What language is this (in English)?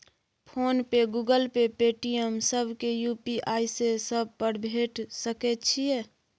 Maithili